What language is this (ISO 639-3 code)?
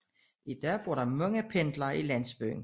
dan